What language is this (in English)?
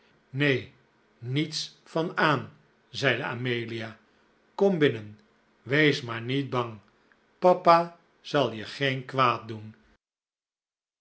Dutch